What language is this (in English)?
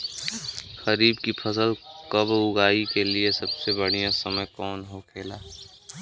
Bhojpuri